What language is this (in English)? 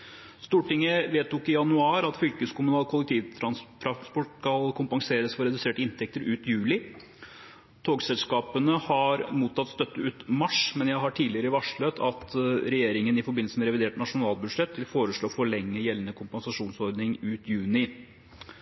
Norwegian Bokmål